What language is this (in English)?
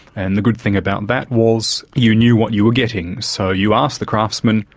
English